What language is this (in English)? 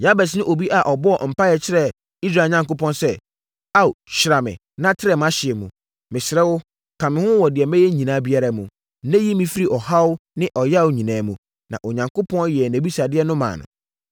Akan